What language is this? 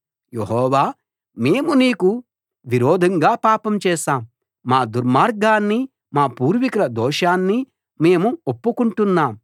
Telugu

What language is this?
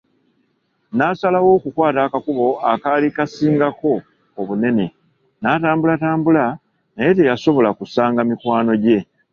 Ganda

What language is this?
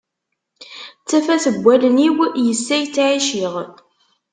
Kabyle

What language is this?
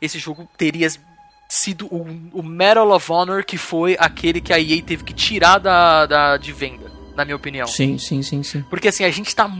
Portuguese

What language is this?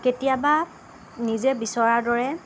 Assamese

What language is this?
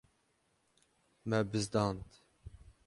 Kurdish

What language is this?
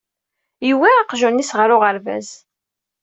Kabyle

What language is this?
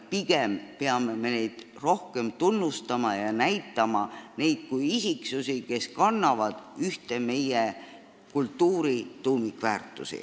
Estonian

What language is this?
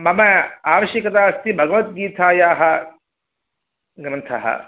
Sanskrit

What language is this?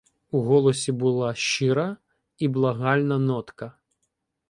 Ukrainian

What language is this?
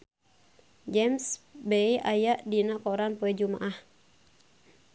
Sundanese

